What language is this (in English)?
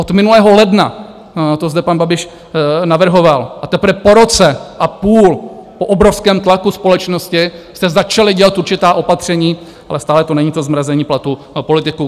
Czech